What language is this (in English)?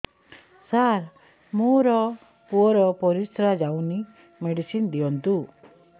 Odia